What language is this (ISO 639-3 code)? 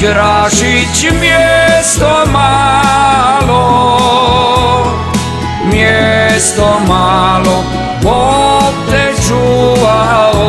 ron